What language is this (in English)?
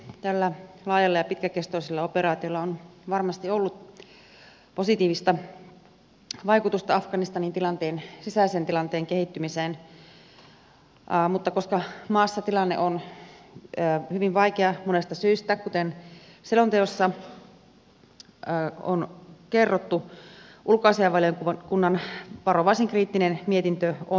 Finnish